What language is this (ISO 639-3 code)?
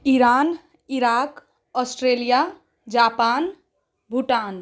mai